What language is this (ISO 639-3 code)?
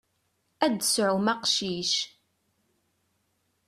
kab